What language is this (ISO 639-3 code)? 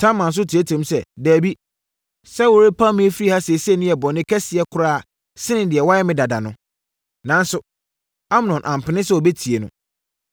aka